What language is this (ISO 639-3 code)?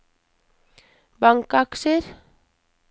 nor